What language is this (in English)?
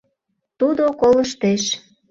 Mari